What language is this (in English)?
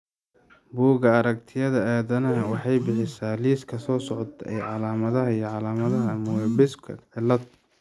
Somali